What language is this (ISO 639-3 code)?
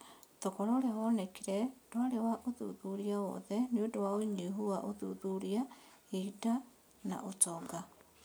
kik